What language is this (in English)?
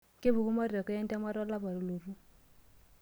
Masai